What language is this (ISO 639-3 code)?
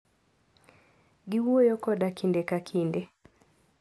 luo